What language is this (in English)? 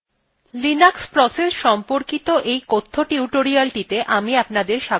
Bangla